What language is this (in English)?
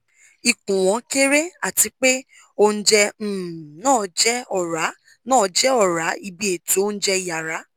Yoruba